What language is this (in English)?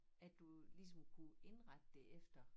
Danish